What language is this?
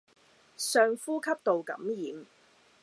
Cantonese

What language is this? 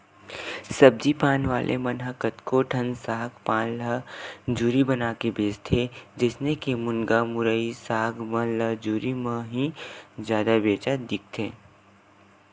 Chhattisgarhi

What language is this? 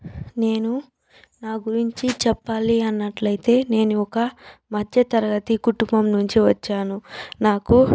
Telugu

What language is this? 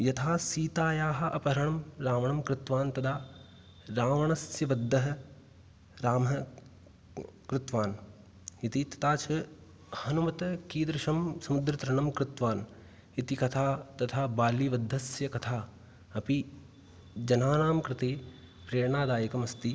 Sanskrit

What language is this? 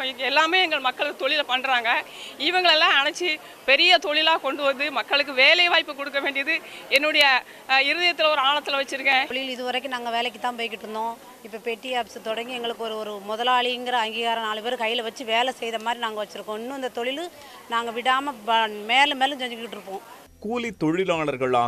Romanian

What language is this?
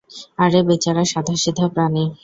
Bangla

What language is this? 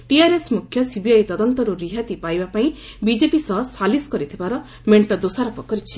Odia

